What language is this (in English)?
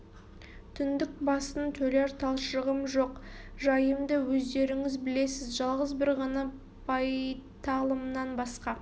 Kazakh